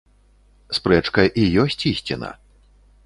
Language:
Belarusian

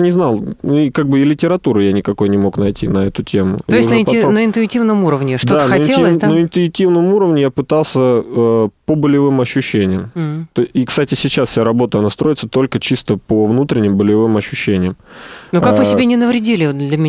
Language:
Russian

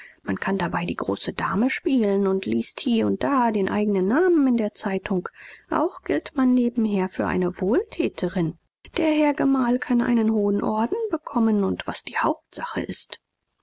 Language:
German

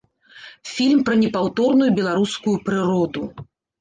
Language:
Belarusian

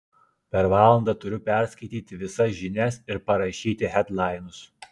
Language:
Lithuanian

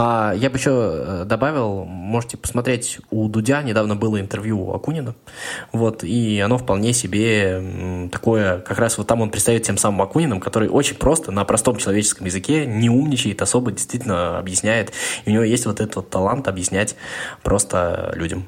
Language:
Russian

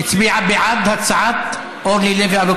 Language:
Hebrew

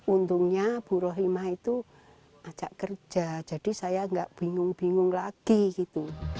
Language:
Indonesian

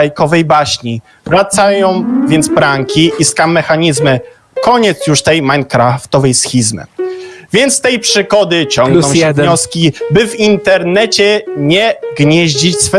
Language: Polish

